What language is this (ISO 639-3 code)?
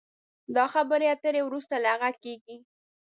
pus